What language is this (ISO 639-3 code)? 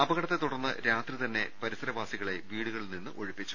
mal